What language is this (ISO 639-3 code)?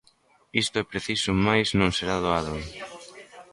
glg